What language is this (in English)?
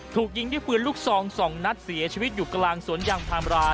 Thai